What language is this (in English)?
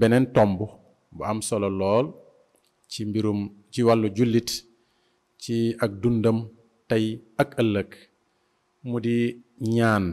Indonesian